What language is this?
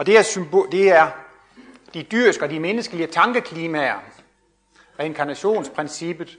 Danish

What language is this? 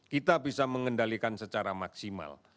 Indonesian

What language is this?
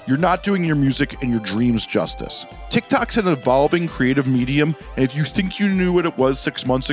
English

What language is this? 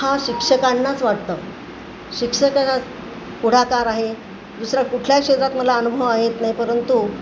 Marathi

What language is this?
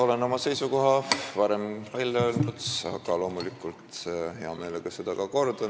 Estonian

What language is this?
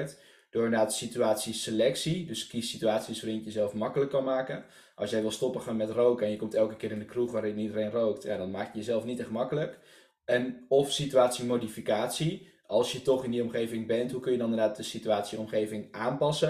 Dutch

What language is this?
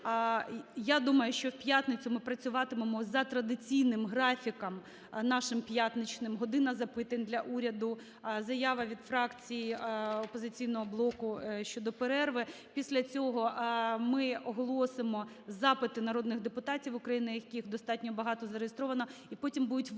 Ukrainian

